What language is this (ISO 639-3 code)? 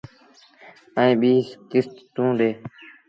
sbn